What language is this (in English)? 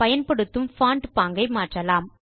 Tamil